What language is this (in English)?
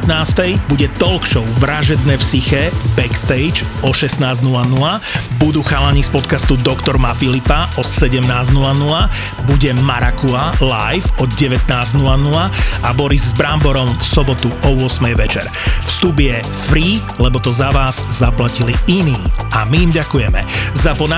Slovak